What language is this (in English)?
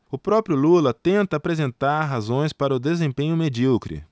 Portuguese